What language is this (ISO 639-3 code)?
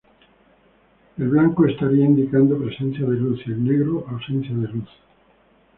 spa